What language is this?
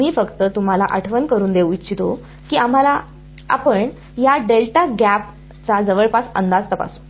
Marathi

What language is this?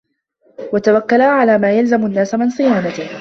Arabic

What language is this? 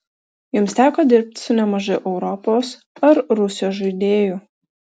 Lithuanian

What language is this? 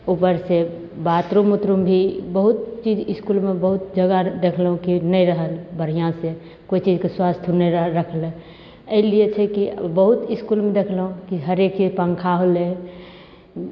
Maithili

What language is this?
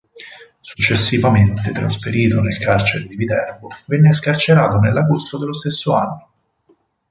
Italian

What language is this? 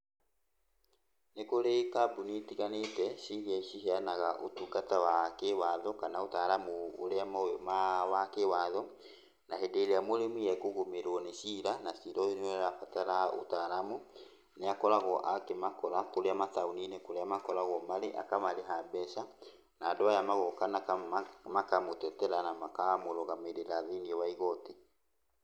Kikuyu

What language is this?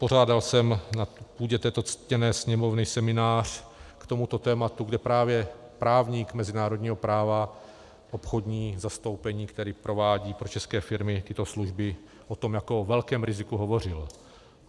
Czech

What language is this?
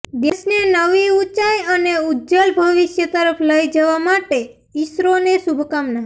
Gujarati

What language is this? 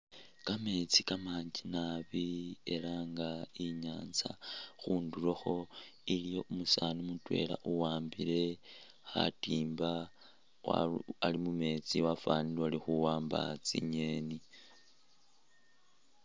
Masaaba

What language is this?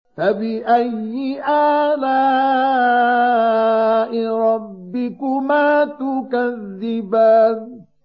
Arabic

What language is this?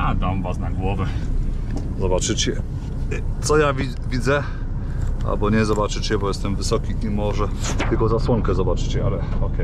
Polish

